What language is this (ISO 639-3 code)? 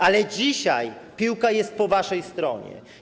pol